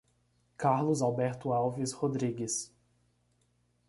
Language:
Portuguese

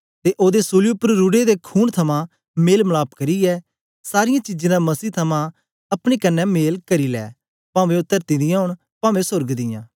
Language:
Dogri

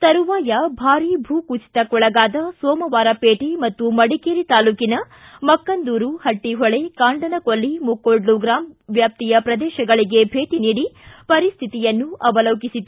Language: Kannada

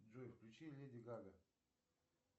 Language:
Russian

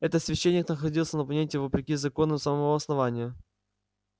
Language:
Russian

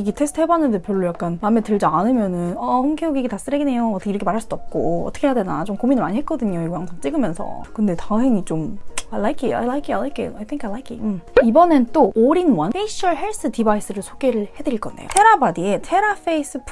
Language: Korean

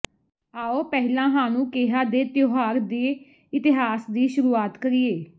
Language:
Punjabi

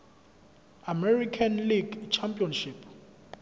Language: Zulu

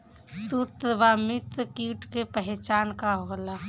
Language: Bhojpuri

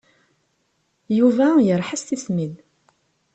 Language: Kabyle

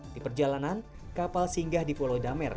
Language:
Indonesian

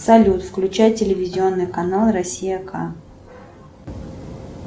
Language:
Russian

